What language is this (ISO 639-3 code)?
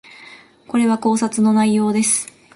jpn